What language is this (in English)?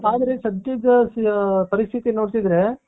Kannada